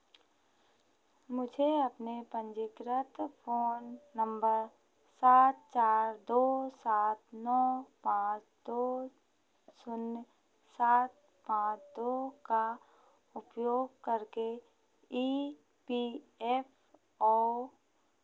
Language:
Hindi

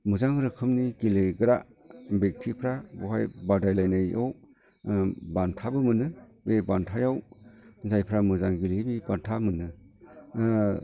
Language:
Bodo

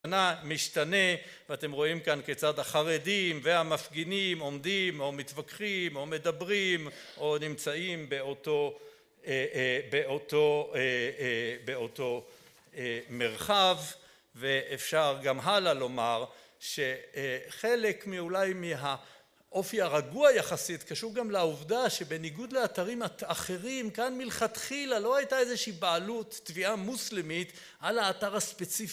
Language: Hebrew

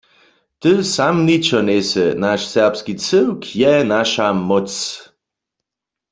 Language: Upper Sorbian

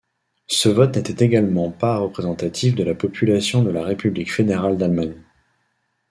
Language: French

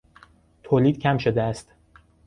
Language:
Persian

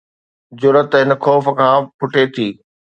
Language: Sindhi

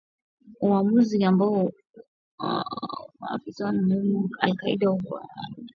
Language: Swahili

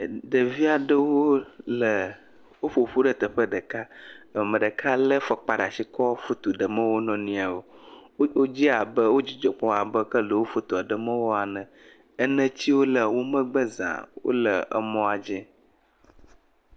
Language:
Ewe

